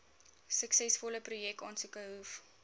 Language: Afrikaans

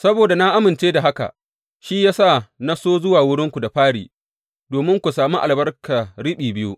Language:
Hausa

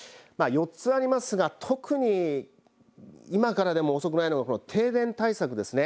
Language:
Japanese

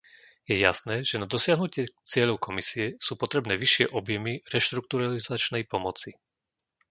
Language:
Slovak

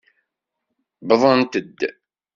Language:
Kabyle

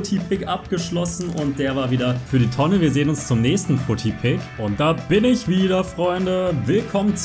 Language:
German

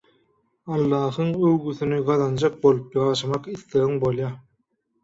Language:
Turkmen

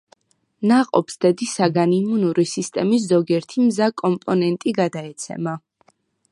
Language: Georgian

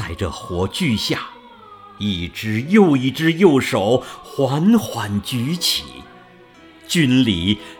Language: Chinese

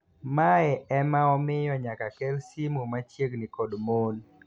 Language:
Luo (Kenya and Tanzania)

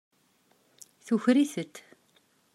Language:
Kabyle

